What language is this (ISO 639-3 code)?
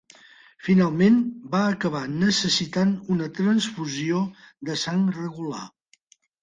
cat